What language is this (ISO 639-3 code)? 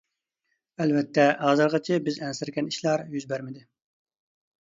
uig